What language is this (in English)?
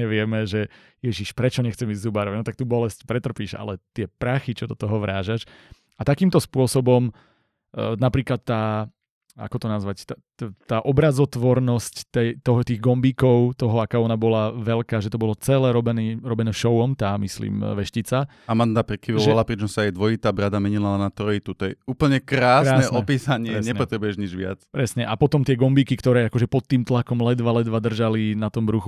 Slovak